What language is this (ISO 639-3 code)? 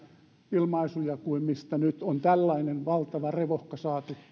fin